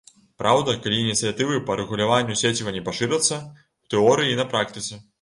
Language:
Belarusian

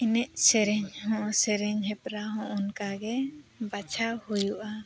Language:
Santali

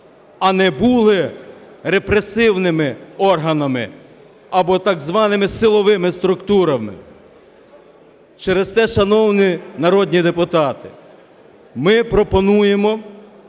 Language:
Ukrainian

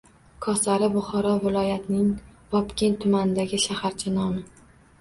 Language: Uzbek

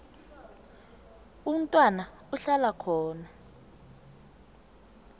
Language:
South Ndebele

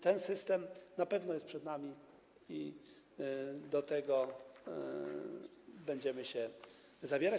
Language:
Polish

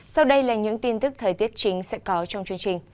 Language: Vietnamese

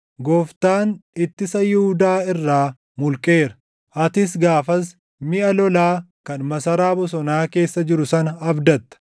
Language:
Oromo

